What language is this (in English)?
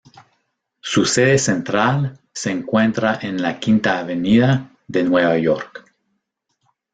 Spanish